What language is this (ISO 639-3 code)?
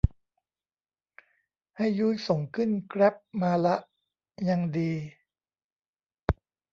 tha